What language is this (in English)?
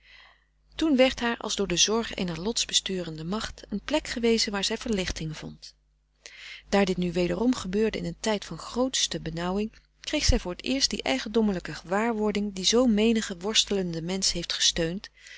Dutch